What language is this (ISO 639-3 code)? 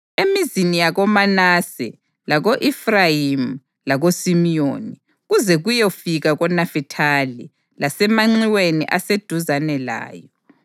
nde